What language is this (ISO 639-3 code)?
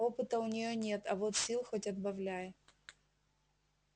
rus